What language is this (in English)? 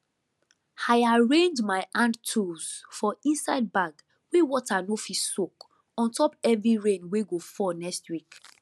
Nigerian Pidgin